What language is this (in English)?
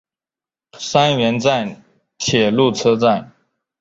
Chinese